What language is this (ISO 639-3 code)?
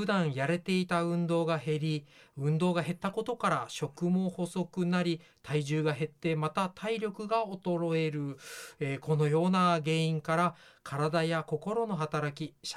jpn